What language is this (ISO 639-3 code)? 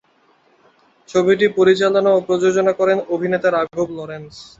ben